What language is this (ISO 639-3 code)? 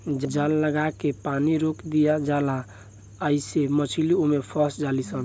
bho